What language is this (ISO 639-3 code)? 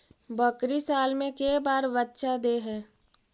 mag